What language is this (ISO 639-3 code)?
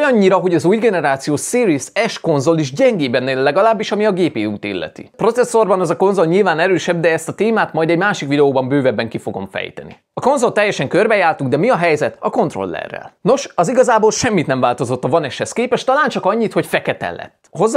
hun